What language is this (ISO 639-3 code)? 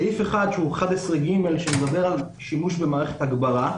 heb